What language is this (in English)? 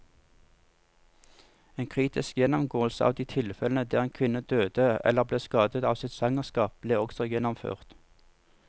Norwegian